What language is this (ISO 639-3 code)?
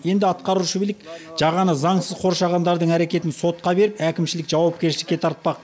kaz